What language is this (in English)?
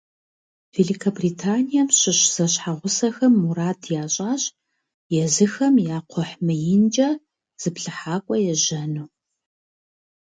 Kabardian